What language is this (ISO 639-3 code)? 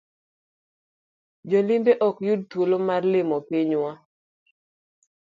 luo